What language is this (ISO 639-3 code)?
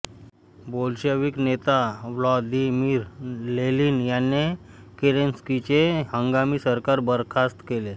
mar